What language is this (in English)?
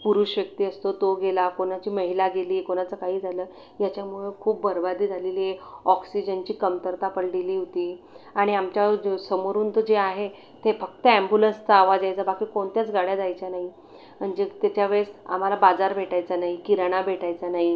Marathi